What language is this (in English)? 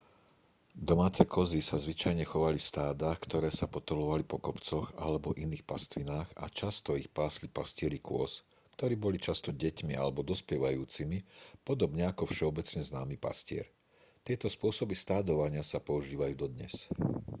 Slovak